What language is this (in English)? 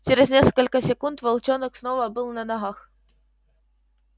Russian